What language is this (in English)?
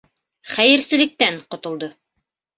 Bashkir